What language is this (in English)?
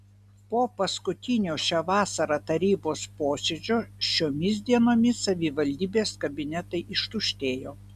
Lithuanian